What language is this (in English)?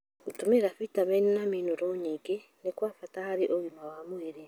Kikuyu